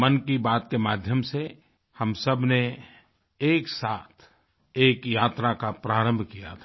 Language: Hindi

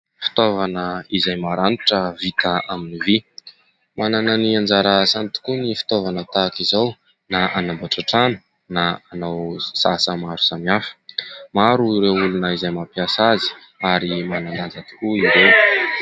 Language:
Malagasy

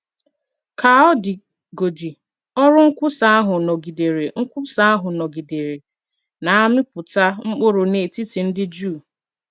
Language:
Igbo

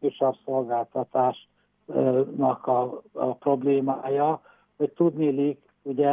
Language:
Hungarian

